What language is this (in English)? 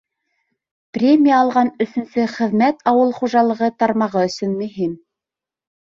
Bashkir